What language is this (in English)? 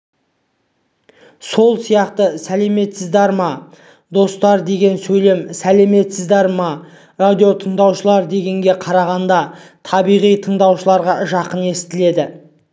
Kazakh